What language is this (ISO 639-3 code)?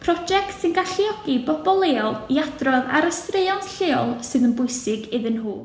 cym